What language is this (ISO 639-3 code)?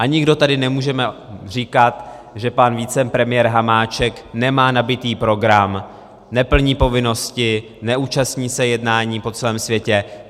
ces